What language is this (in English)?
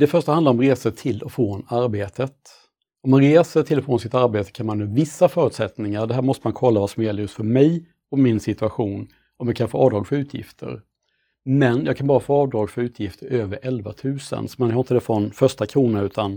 Swedish